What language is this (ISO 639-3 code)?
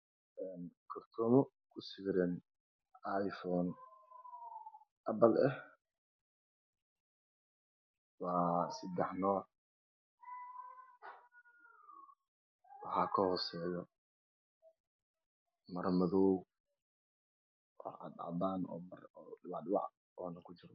som